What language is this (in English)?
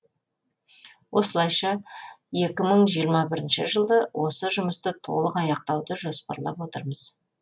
Kazakh